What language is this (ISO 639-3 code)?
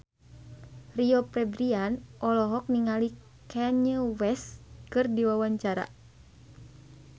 sun